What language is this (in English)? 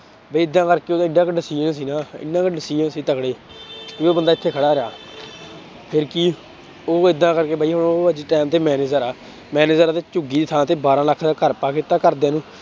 Punjabi